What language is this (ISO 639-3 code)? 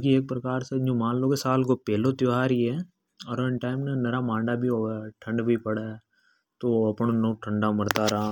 hoj